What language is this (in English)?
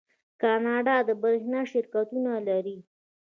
Pashto